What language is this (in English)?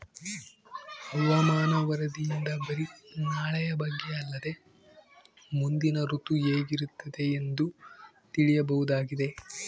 Kannada